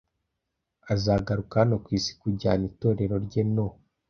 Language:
Kinyarwanda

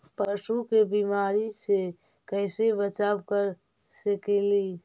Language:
Magahi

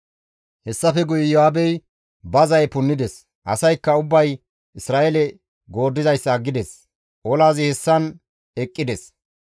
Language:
Gamo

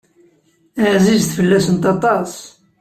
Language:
Kabyle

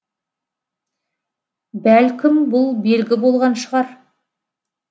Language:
Kazakh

